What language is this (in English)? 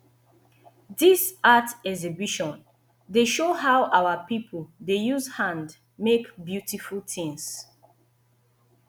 Nigerian Pidgin